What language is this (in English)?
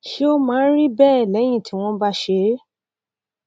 Yoruba